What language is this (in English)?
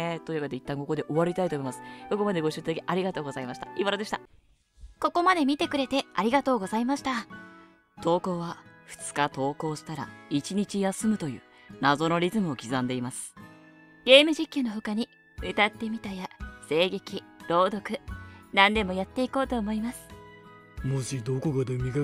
Japanese